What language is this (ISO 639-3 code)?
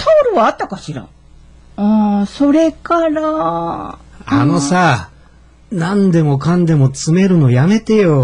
jpn